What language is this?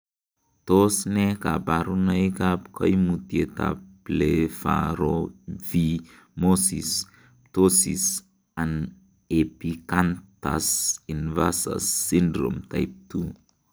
Kalenjin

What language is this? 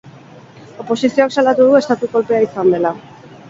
Basque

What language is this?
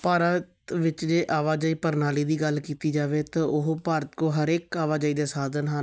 Punjabi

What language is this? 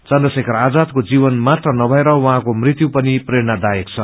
Nepali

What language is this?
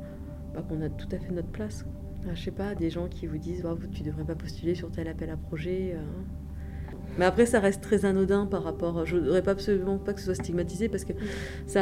French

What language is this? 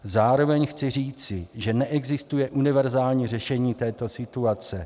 Czech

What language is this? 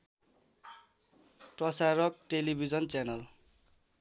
Nepali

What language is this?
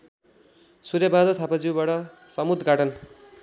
Nepali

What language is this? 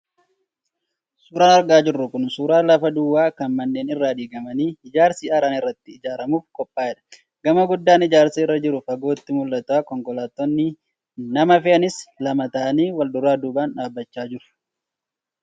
Oromo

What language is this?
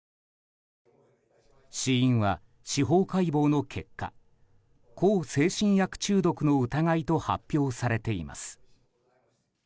Japanese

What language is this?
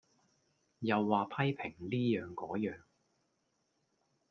Cantonese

